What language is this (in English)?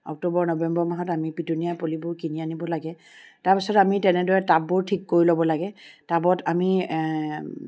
Assamese